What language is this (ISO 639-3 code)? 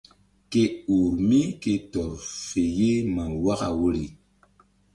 mdd